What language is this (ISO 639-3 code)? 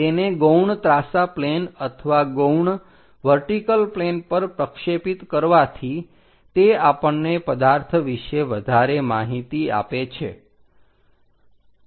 guj